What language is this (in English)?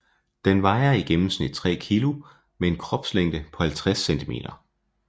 Danish